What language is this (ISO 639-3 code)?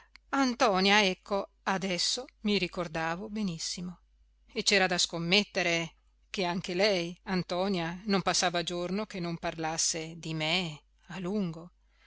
ita